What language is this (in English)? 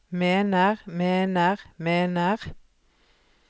Norwegian